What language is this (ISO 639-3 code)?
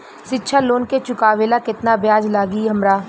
bho